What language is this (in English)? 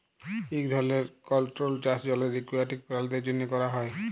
Bangla